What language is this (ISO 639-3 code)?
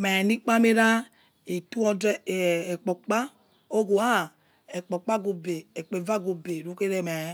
ets